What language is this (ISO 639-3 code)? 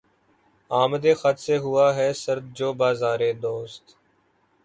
urd